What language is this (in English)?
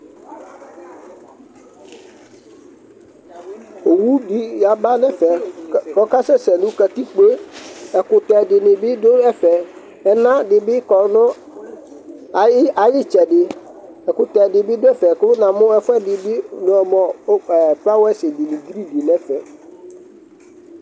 Ikposo